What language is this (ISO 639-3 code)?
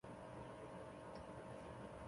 zho